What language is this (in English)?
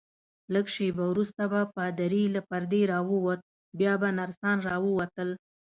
Pashto